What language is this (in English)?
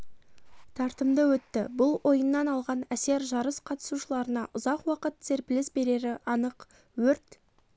Kazakh